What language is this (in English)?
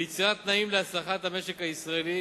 Hebrew